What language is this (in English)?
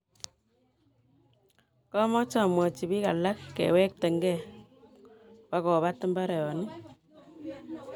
Kalenjin